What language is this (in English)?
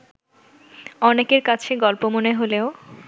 Bangla